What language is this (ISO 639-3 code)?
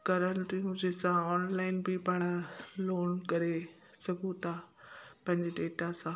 snd